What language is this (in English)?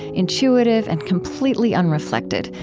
English